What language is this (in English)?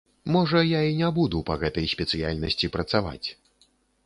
Belarusian